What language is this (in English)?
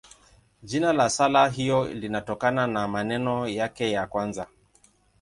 Swahili